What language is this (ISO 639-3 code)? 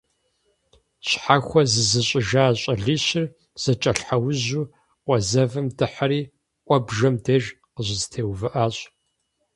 kbd